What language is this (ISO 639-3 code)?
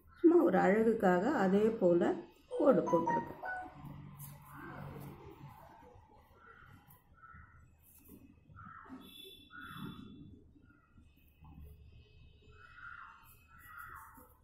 tam